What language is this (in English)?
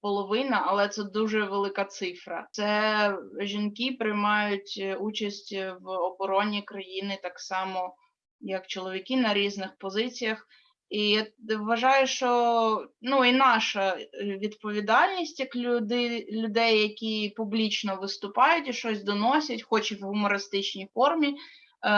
Ukrainian